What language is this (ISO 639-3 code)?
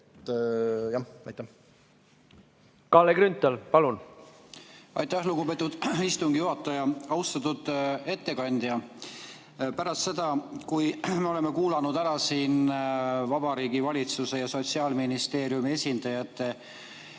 est